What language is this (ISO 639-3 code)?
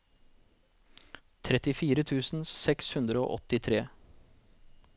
nor